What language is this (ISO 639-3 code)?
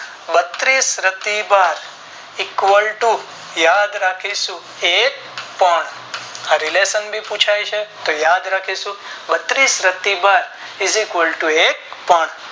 guj